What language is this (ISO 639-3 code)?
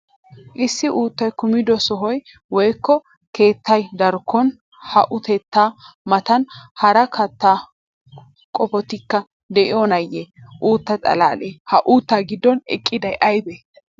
wal